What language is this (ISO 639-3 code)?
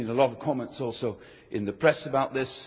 eng